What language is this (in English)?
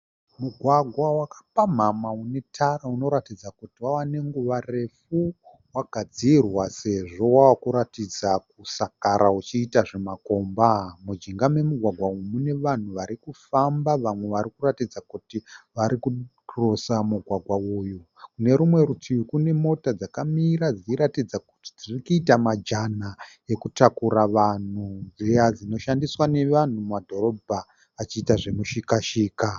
Shona